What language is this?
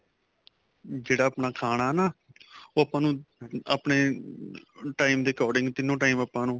Punjabi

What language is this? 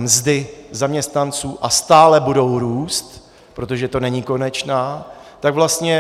Czech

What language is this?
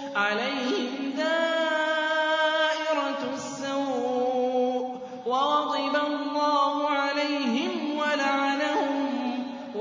Arabic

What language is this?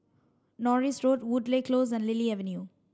English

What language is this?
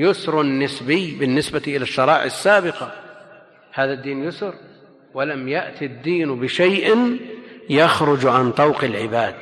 Arabic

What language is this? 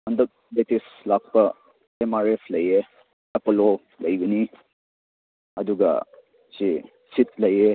Manipuri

